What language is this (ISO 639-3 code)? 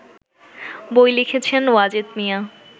ben